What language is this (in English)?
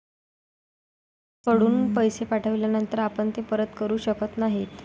Marathi